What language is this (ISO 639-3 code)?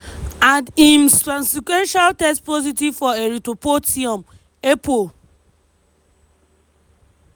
pcm